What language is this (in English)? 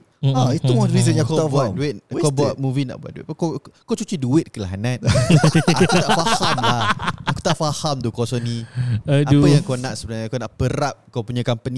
Malay